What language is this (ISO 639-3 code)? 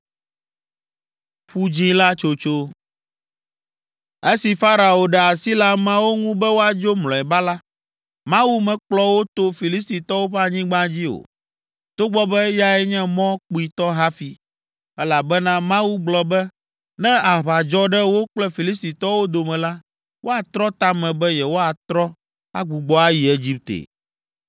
ewe